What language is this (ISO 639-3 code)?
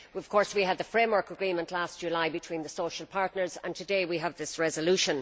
eng